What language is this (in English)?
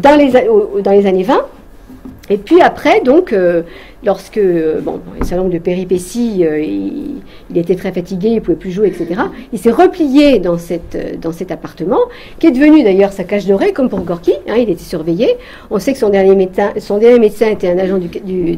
French